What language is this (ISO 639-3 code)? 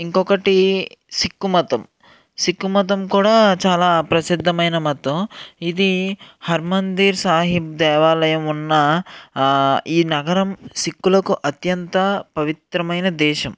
tel